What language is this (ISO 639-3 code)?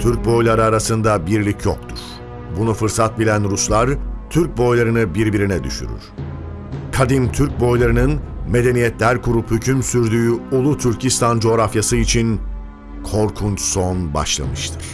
tur